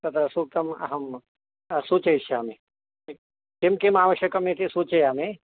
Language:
Sanskrit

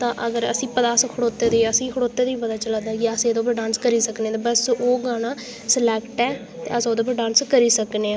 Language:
Dogri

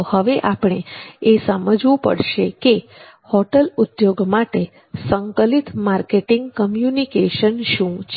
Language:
Gujarati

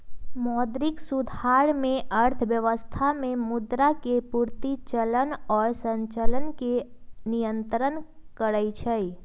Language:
Magahi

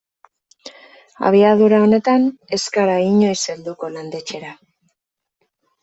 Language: Basque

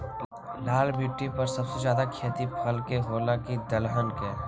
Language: Magahi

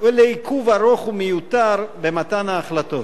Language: Hebrew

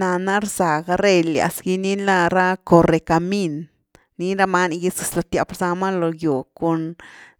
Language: Güilá Zapotec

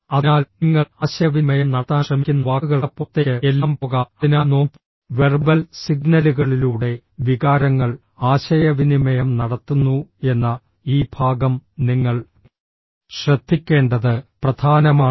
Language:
Malayalam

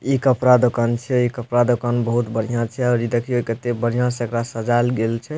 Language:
Maithili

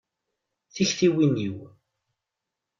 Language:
Kabyle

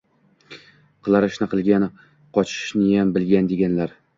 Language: Uzbek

